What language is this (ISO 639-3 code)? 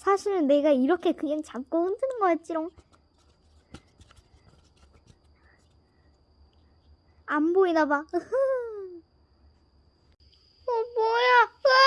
kor